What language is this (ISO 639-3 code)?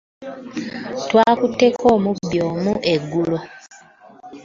lug